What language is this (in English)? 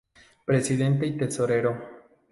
Spanish